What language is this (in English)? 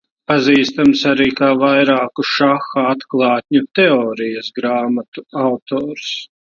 Latvian